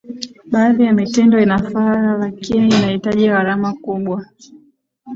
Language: Swahili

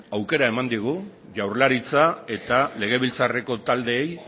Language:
Basque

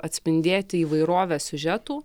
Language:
Lithuanian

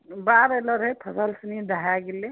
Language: Maithili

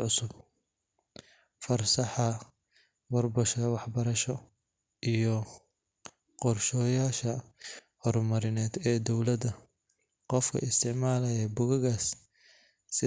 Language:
Somali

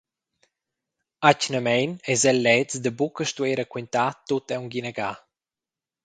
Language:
Romansh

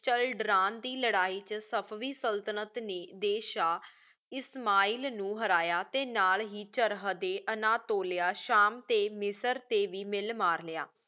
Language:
Punjabi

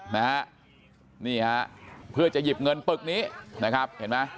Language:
Thai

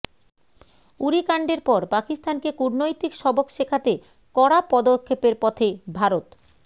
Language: Bangla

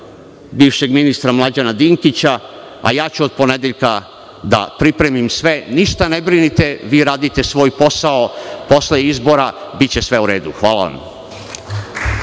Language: Serbian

